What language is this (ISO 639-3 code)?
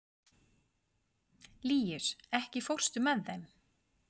isl